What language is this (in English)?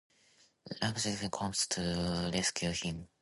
English